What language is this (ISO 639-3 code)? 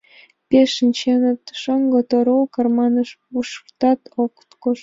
chm